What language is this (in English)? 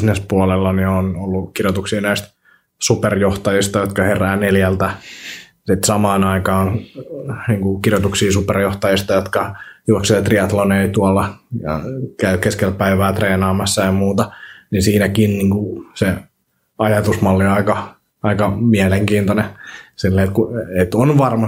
Finnish